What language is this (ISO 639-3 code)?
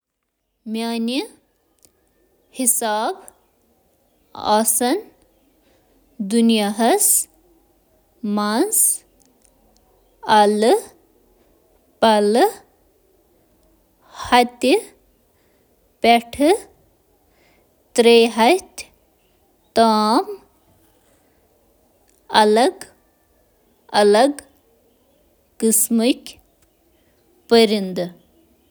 kas